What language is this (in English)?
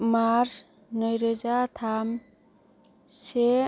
Bodo